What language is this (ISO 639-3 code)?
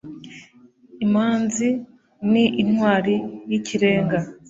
kin